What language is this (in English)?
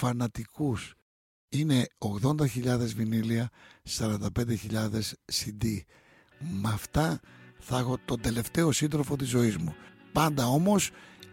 Greek